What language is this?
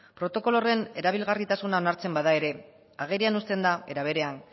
Basque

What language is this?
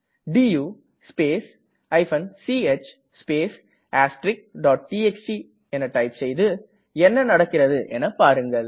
Tamil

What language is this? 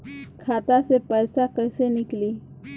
Bhojpuri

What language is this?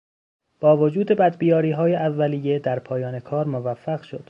Persian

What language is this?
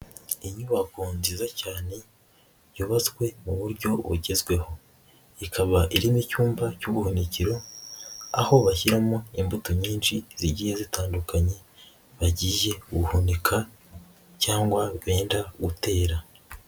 Kinyarwanda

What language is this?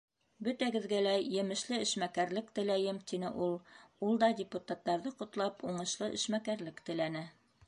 Bashkir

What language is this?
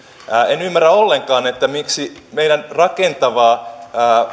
Finnish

